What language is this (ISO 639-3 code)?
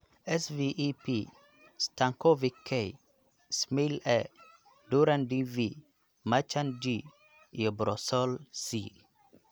som